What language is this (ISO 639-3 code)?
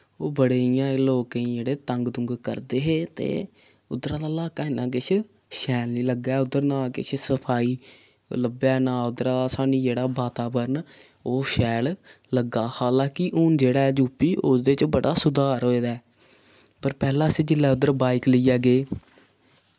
doi